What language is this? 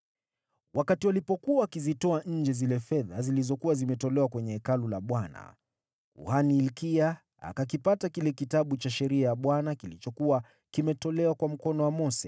Swahili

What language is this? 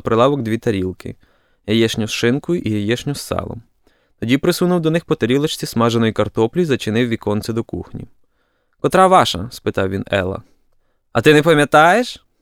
Ukrainian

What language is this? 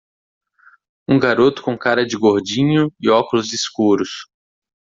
Portuguese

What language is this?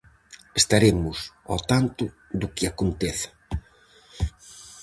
Galician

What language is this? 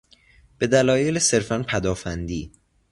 Persian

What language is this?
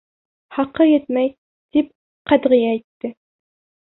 Bashkir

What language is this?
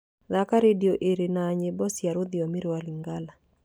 Kikuyu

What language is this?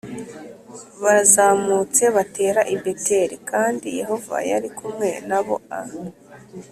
Kinyarwanda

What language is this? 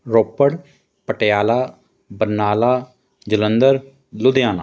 Punjabi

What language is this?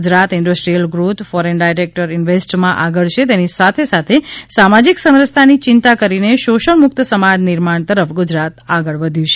Gujarati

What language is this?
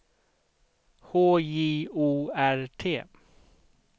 Swedish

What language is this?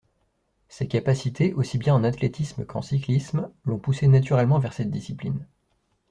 French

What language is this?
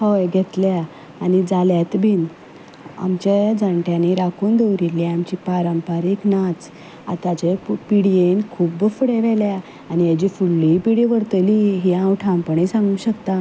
Konkani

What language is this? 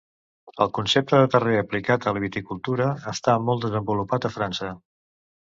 Catalan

